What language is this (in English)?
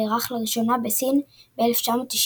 Hebrew